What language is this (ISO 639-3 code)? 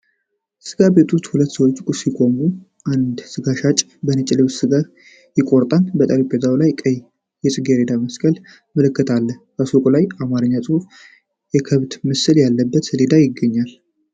amh